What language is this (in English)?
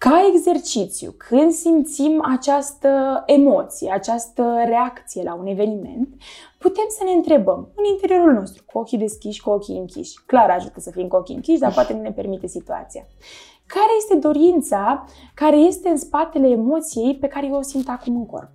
Romanian